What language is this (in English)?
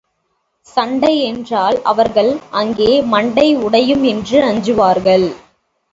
Tamil